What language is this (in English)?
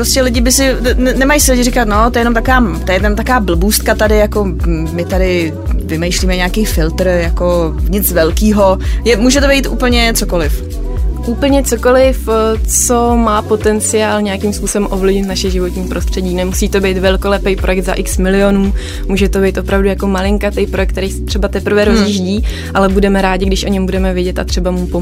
Czech